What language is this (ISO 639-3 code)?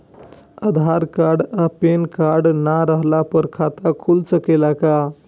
bho